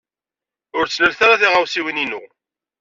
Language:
Kabyle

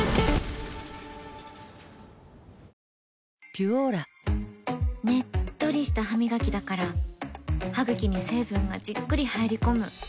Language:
Japanese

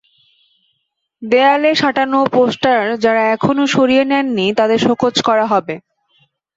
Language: Bangla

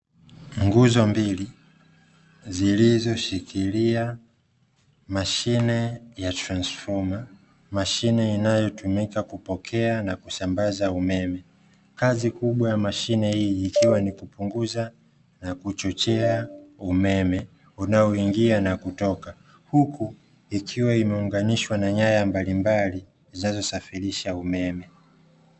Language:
Swahili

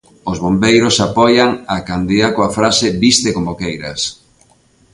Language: Galician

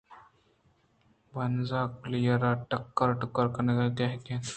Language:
Eastern Balochi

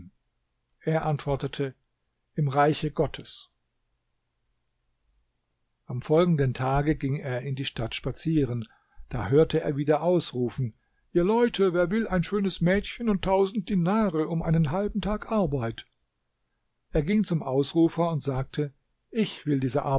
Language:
German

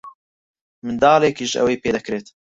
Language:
Central Kurdish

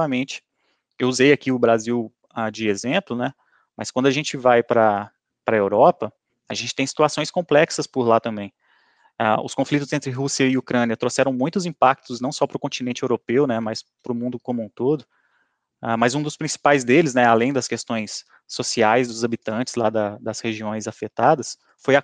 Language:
Portuguese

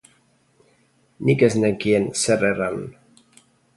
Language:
Basque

